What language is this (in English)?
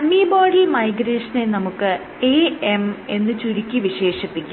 Malayalam